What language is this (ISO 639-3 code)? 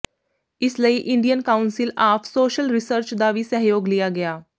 pan